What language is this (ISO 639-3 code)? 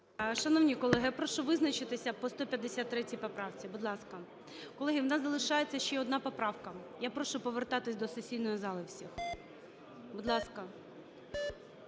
ukr